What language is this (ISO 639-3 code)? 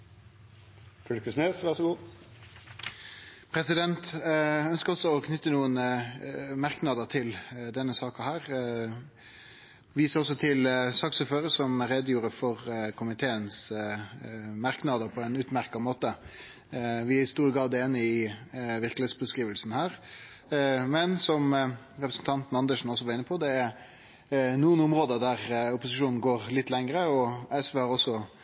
nno